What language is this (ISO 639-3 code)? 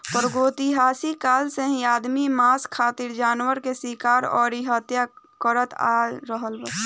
bho